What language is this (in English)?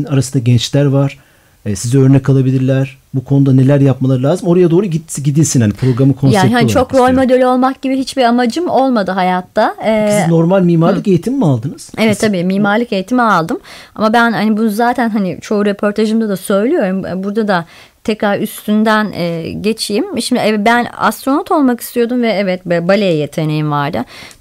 Turkish